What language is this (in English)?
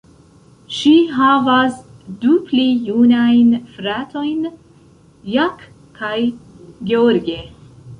Esperanto